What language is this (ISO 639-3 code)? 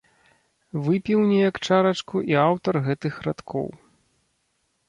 bel